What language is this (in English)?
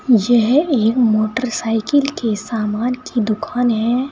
Hindi